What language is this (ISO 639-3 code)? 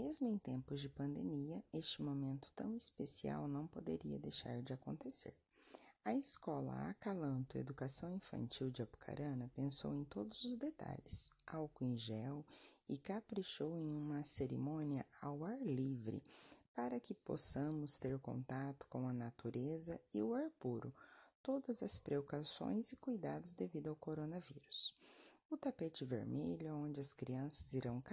por